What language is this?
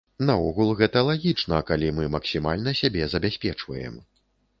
Belarusian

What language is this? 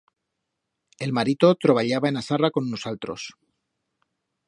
Aragonese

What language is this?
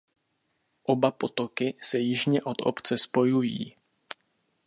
Czech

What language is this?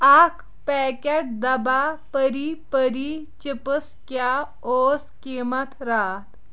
Kashmiri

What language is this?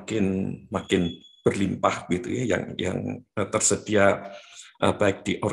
Indonesian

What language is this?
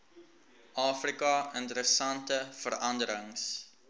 Afrikaans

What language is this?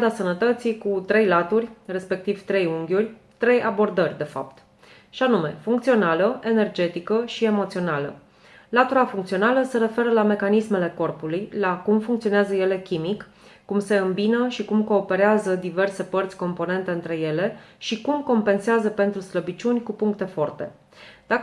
Romanian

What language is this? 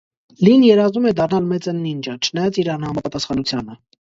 Armenian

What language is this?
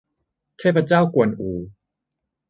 Thai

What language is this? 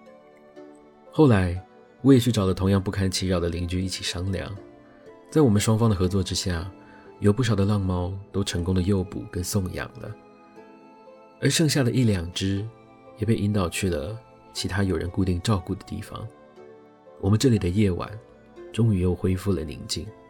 Chinese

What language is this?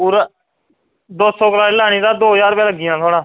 Dogri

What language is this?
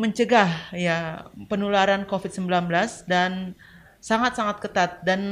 Indonesian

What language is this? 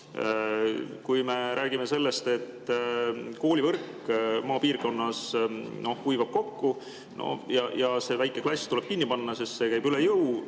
Estonian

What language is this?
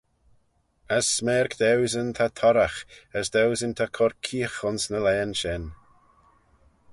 Manx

